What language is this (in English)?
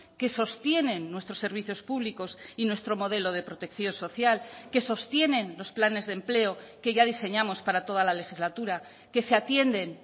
Spanish